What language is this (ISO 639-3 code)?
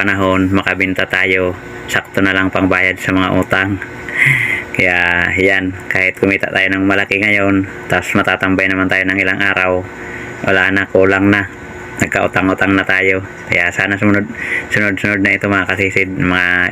fil